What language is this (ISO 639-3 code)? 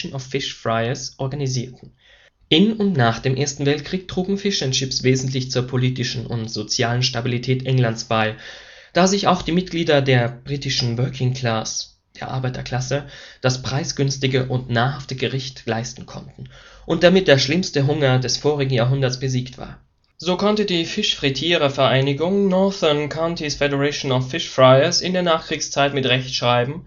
deu